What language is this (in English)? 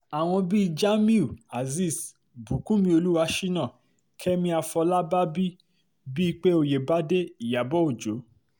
Yoruba